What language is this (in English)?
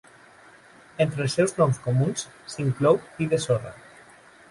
Catalan